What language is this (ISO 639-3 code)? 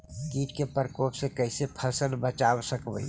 mag